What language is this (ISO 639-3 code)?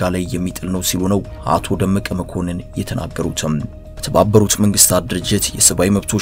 ron